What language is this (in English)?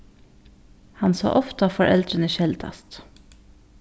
Faroese